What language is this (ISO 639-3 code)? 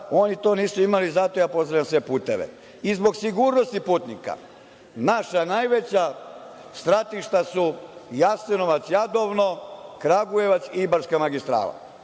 srp